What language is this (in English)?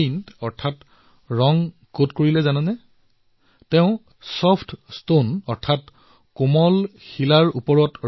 Assamese